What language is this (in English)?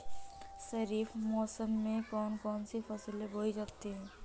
Hindi